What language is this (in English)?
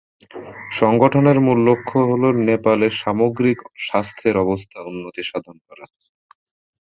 Bangla